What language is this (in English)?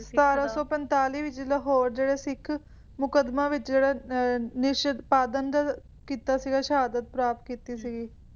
Punjabi